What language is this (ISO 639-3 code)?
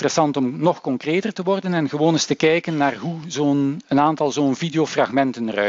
nld